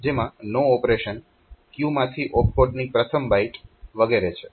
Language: Gujarati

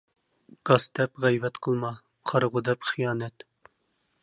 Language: Uyghur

